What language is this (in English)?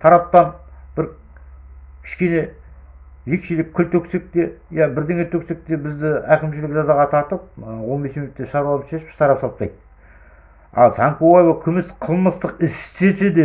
Kazakh